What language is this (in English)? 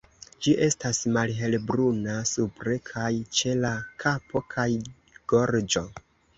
Esperanto